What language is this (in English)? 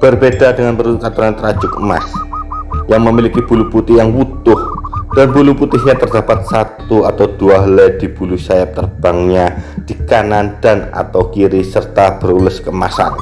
Indonesian